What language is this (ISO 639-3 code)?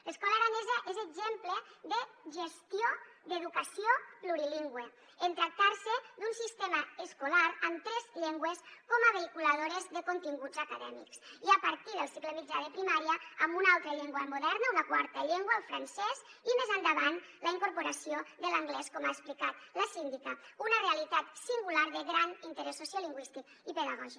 cat